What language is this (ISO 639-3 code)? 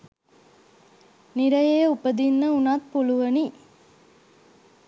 sin